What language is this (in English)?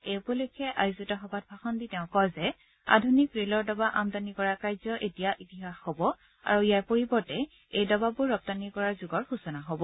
Assamese